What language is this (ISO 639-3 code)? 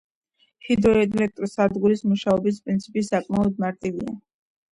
kat